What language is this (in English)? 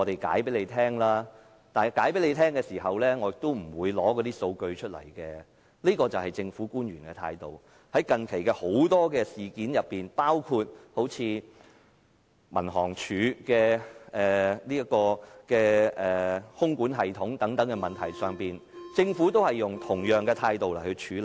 Cantonese